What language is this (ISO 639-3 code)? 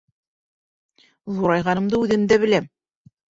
bak